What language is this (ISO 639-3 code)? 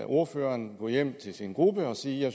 dan